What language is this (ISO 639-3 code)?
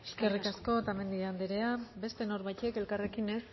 eus